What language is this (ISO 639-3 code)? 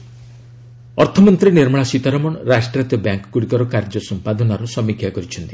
ori